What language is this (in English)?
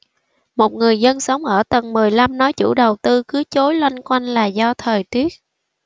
Vietnamese